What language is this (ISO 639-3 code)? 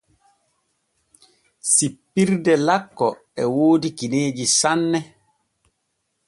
fue